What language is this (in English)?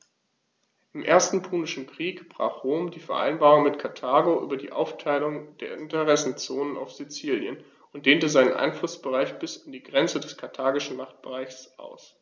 German